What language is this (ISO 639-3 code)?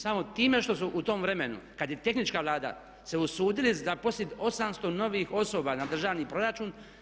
hrv